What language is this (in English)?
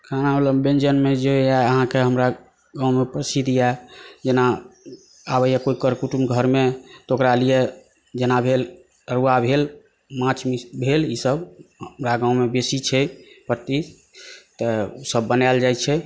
Maithili